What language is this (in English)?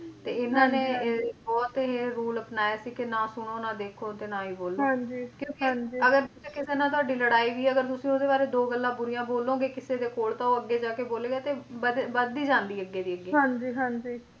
Punjabi